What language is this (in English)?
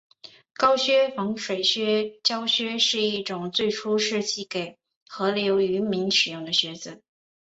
Chinese